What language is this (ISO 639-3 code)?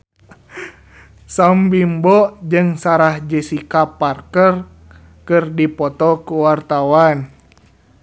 sun